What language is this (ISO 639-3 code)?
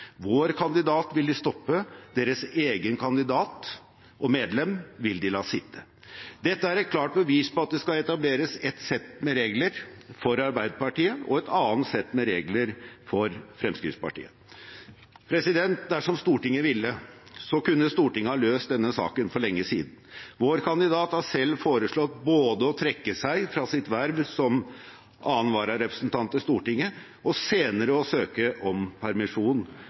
nob